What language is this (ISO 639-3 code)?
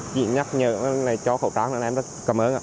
vie